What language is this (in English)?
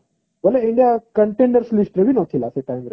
Odia